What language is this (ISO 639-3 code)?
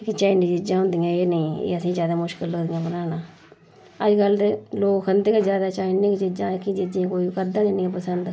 doi